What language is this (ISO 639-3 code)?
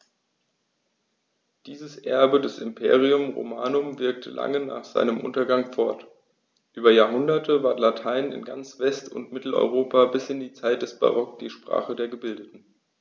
deu